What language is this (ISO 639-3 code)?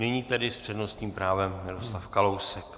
ces